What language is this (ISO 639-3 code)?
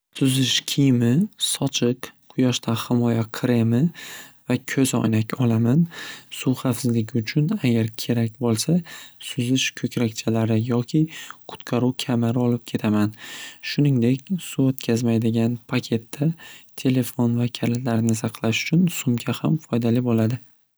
uzb